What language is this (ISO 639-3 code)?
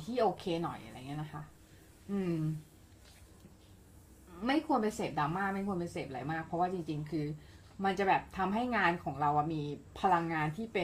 tha